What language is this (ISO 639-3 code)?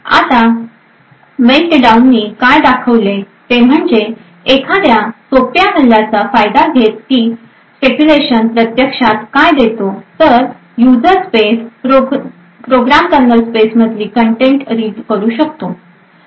mar